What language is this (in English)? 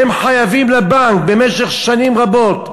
Hebrew